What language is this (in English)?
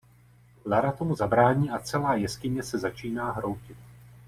Czech